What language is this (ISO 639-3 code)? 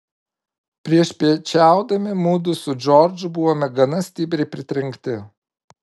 lit